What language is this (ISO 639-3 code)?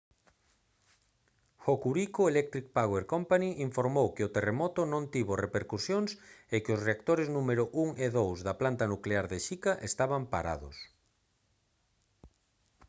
glg